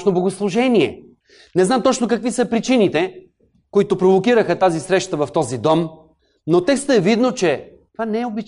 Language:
Bulgarian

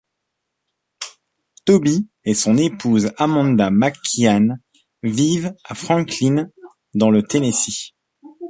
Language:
French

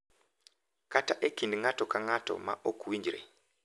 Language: Luo (Kenya and Tanzania)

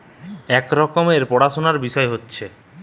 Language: Bangla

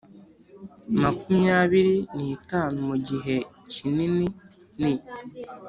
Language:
Kinyarwanda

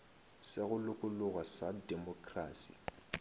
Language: Northern Sotho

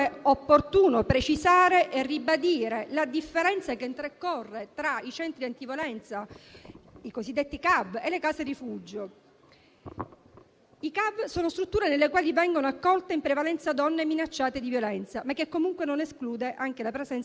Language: Italian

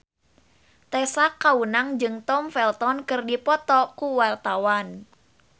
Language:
Sundanese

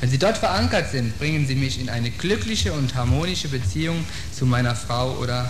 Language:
German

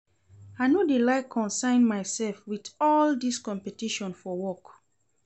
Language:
Nigerian Pidgin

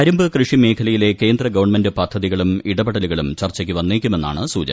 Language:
Malayalam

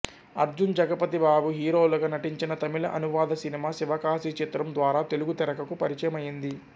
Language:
Telugu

